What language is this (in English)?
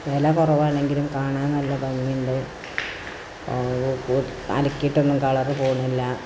Malayalam